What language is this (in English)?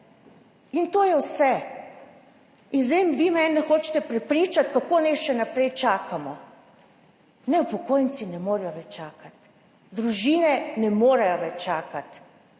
Slovenian